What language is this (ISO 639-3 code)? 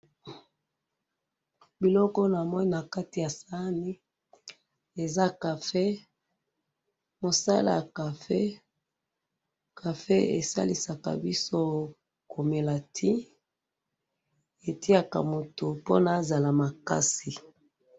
lin